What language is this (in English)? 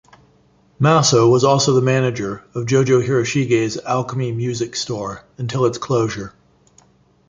English